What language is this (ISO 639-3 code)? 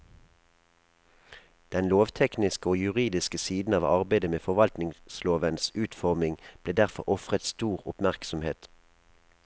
nor